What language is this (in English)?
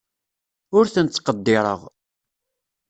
Kabyle